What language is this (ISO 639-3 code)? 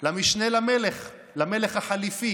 heb